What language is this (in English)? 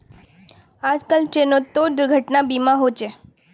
Magahi